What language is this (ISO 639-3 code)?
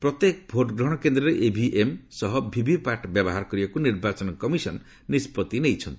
ori